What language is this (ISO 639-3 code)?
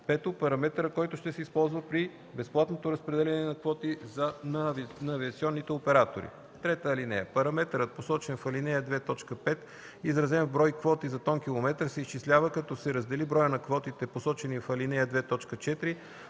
bul